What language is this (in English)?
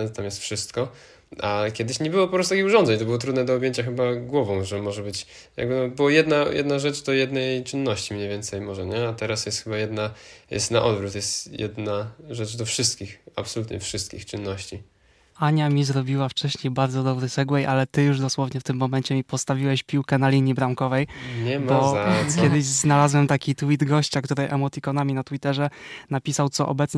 Polish